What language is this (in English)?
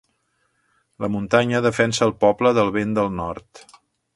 Catalan